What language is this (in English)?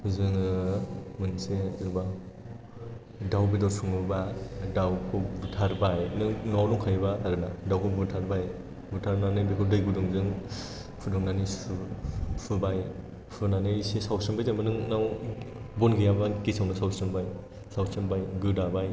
Bodo